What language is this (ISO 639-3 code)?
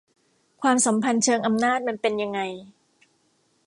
tha